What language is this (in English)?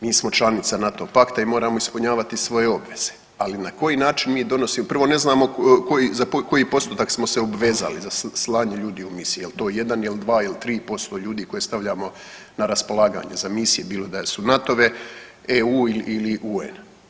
Croatian